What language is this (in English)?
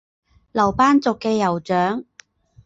Chinese